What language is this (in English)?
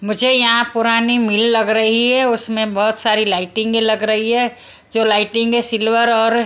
Hindi